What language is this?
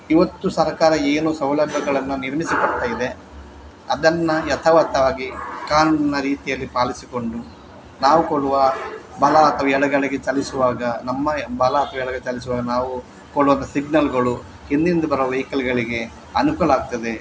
Kannada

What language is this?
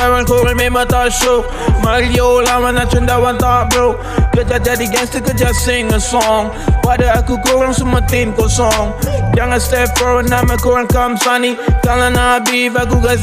Malay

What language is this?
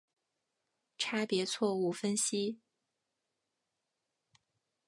Chinese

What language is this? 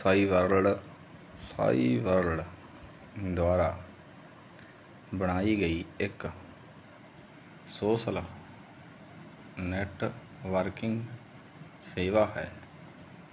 Punjabi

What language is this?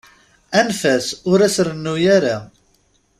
Kabyle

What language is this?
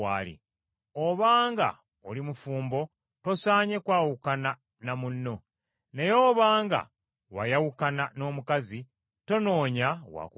Ganda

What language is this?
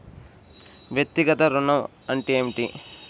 Telugu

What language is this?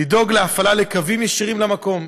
Hebrew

